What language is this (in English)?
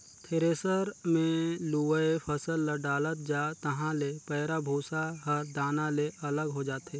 Chhattisgarhi